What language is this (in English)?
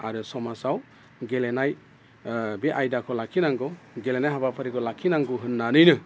Bodo